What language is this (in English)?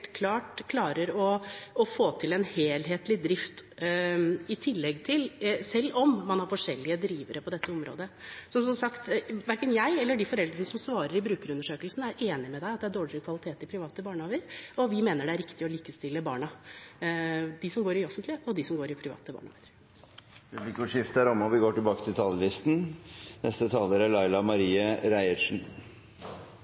Norwegian